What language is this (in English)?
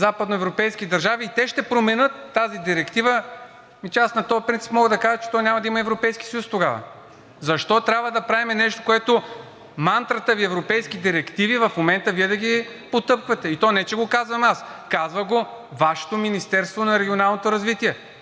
Bulgarian